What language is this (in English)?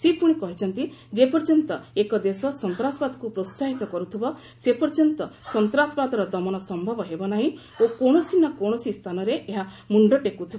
Odia